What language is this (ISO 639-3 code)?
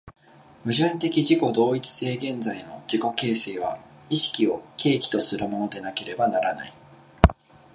jpn